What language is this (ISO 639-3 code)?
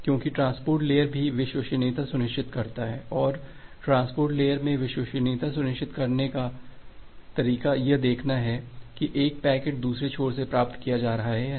hin